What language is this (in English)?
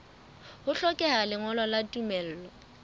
Southern Sotho